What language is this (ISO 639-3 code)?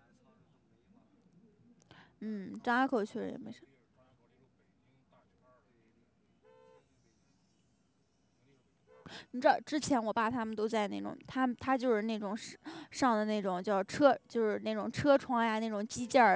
zho